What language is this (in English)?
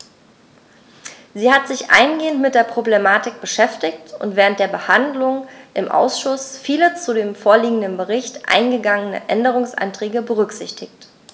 German